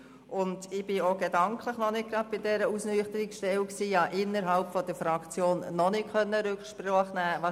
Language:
Swiss German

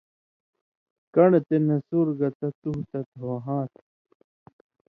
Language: Indus Kohistani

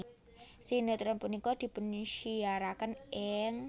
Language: Javanese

